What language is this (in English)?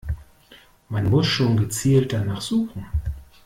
German